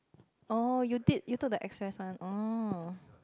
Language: English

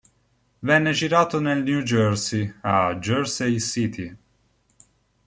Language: Italian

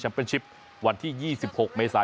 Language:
Thai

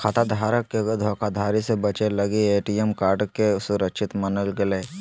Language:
Magahi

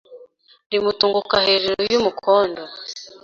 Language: Kinyarwanda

